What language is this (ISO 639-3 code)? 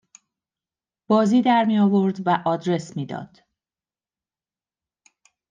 fas